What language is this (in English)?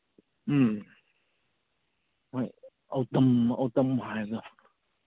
Manipuri